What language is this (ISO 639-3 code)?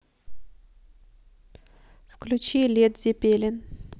rus